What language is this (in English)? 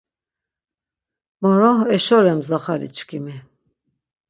Laz